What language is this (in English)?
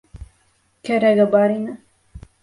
Bashkir